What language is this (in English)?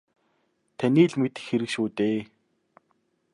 Mongolian